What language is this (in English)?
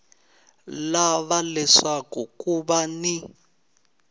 Tsonga